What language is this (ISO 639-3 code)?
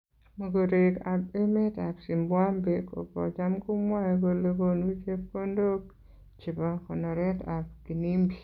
kln